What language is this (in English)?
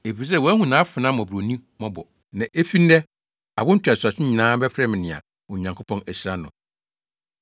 Akan